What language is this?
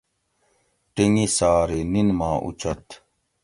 Gawri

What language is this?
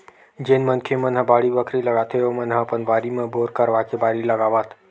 Chhattisgarhi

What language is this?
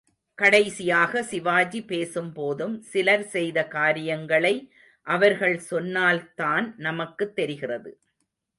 Tamil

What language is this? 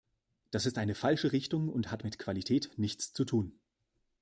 German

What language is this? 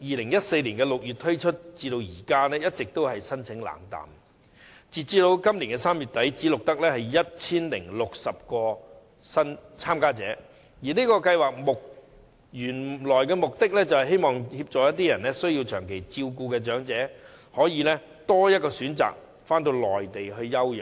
Cantonese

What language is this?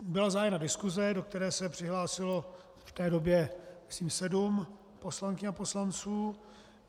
Czech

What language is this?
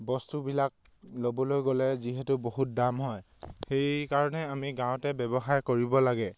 Assamese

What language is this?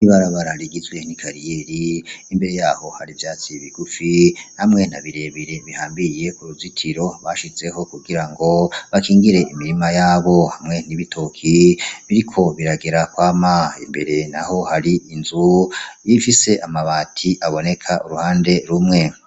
Rundi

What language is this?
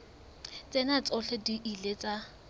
Southern Sotho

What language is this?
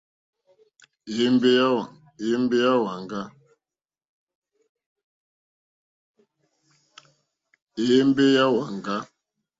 Mokpwe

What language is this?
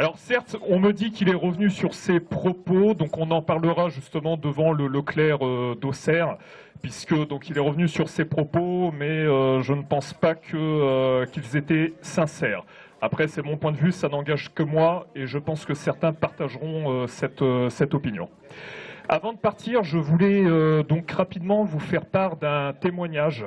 French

